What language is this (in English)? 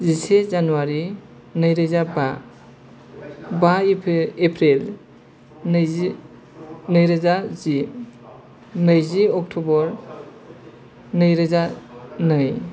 Bodo